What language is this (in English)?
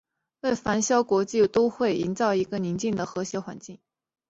Chinese